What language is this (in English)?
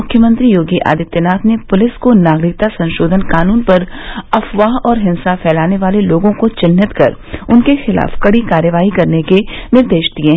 Hindi